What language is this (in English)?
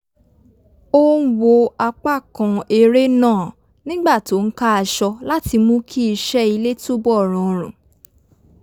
Yoruba